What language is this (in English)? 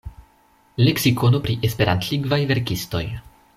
Esperanto